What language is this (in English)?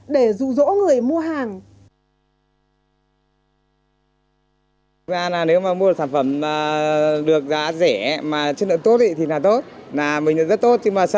Vietnamese